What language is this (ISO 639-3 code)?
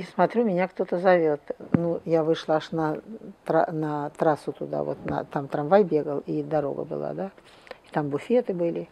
rus